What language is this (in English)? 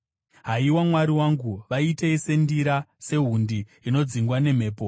Shona